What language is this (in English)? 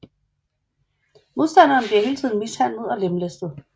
Danish